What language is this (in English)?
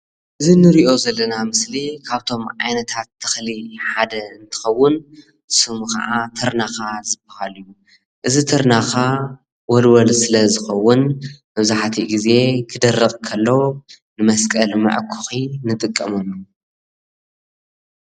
Tigrinya